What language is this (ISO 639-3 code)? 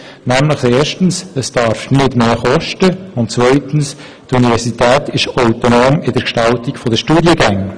gsw